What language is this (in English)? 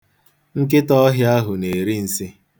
Igbo